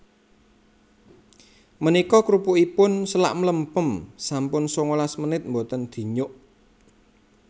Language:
Javanese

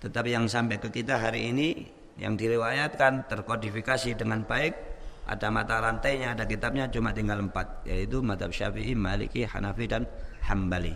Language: Indonesian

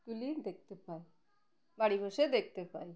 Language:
Bangla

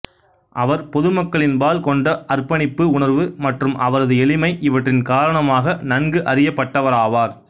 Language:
Tamil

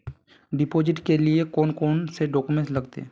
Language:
Magahi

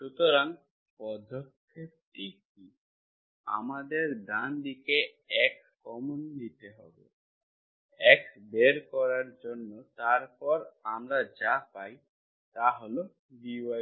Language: Bangla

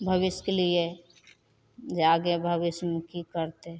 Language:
Maithili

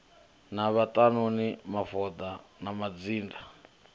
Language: Venda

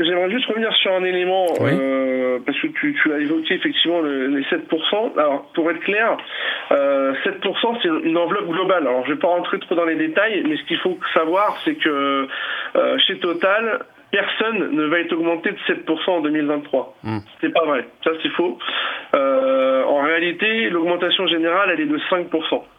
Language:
French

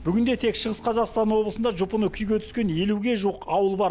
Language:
Kazakh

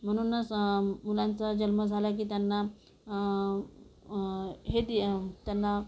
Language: Marathi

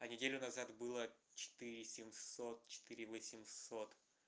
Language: Russian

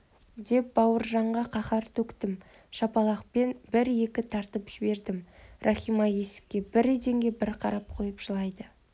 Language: Kazakh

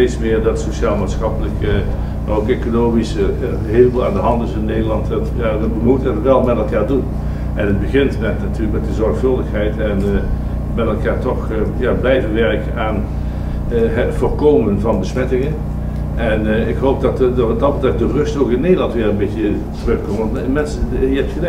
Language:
Dutch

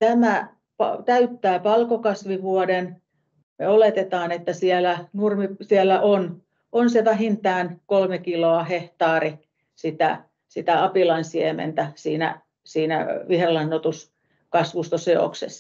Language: Finnish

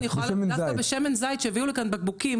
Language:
Hebrew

